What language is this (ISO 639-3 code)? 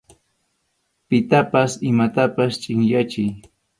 qxu